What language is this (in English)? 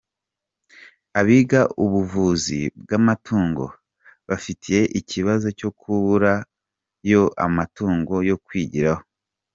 Kinyarwanda